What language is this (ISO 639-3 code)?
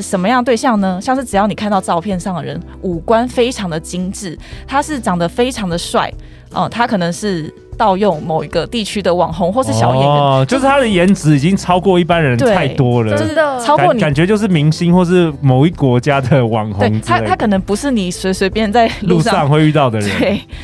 zho